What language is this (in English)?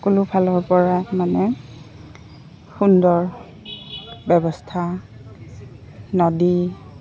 Assamese